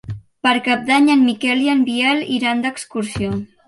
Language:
Catalan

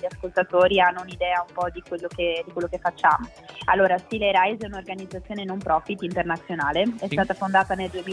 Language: Italian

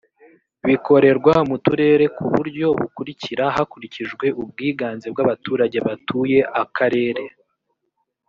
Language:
Kinyarwanda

